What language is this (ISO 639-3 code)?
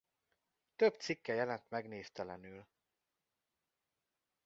hun